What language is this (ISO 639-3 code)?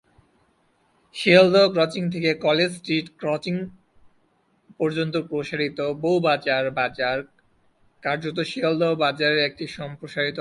ben